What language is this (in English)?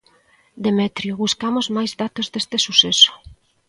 Galician